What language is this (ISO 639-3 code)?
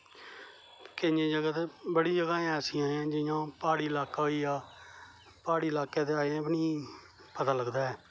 doi